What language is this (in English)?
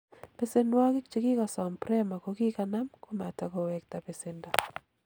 Kalenjin